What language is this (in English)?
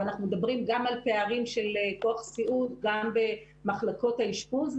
Hebrew